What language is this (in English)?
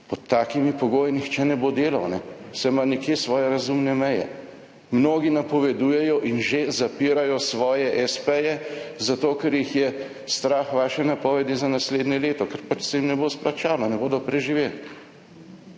Slovenian